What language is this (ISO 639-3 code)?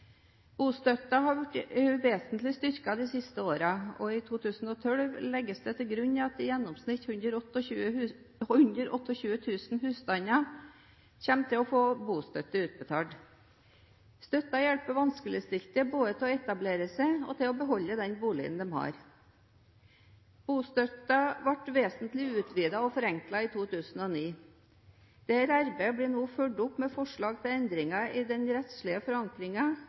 nob